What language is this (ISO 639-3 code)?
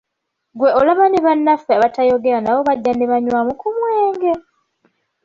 lug